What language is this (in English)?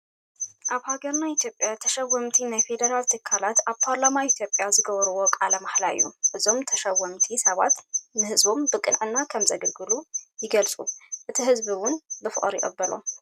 Tigrinya